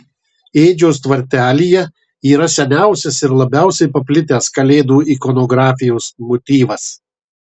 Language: Lithuanian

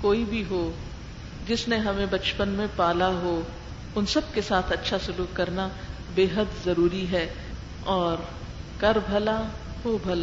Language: Urdu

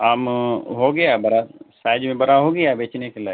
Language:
Urdu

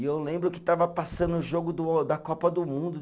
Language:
Portuguese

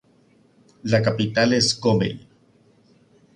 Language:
Spanish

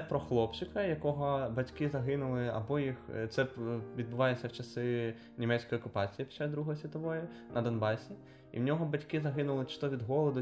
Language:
Ukrainian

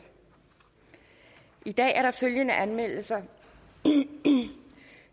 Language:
Danish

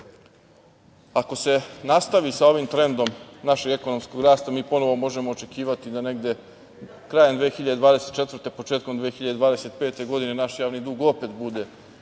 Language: Serbian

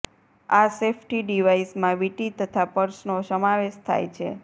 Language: Gujarati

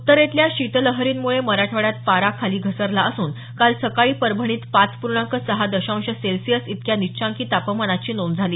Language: Marathi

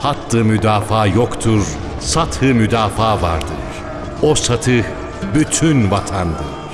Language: Turkish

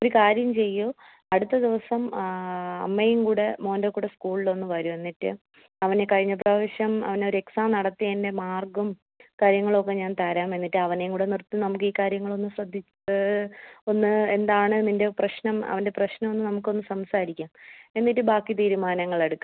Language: Malayalam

